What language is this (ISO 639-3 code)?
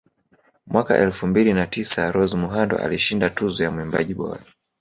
swa